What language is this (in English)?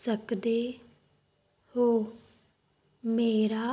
Punjabi